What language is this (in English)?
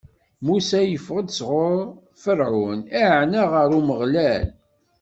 Kabyle